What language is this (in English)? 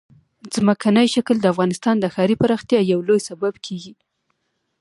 Pashto